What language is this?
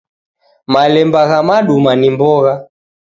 Taita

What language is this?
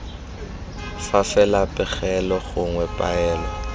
Tswana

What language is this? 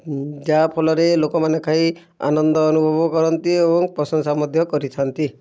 Odia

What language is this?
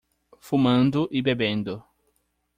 Portuguese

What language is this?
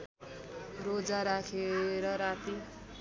Nepali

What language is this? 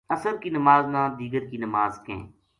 Gujari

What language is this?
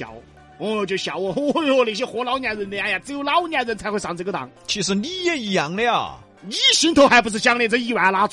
Chinese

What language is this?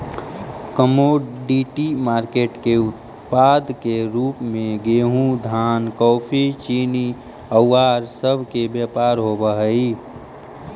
Magahi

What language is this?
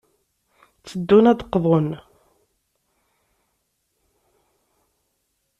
Kabyle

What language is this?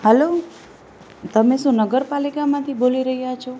Gujarati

